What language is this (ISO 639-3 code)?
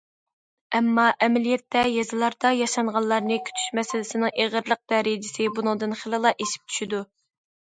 uig